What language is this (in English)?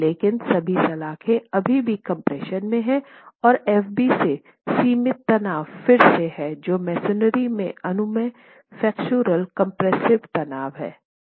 Hindi